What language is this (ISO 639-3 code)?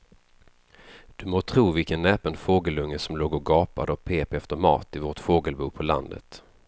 swe